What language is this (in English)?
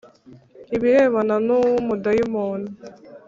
Kinyarwanda